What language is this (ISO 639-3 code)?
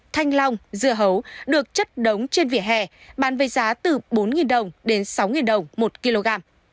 vie